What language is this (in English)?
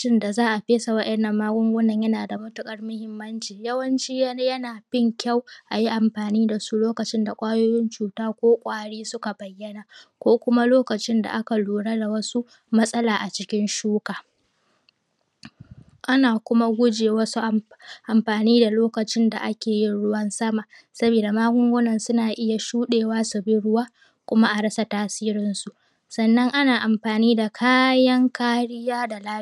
Hausa